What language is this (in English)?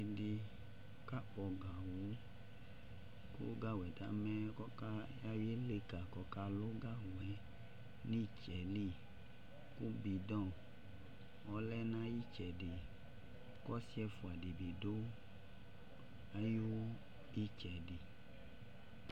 Ikposo